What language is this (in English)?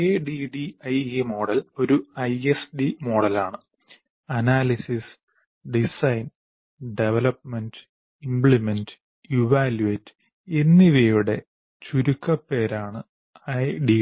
Malayalam